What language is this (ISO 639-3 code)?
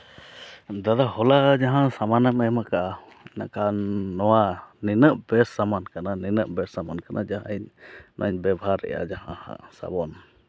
sat